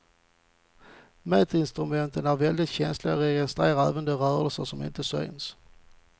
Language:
Swedish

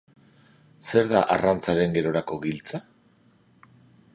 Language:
Basque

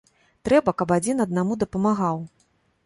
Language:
Belarusian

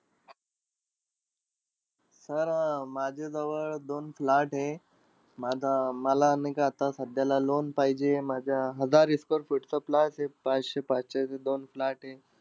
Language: Marathi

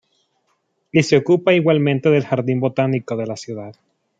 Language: Spanish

